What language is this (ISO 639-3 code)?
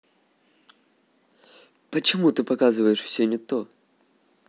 rus